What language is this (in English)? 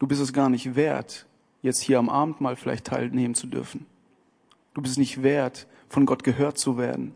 German